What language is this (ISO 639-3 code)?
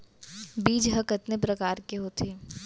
hne